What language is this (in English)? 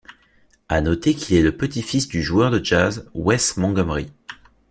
French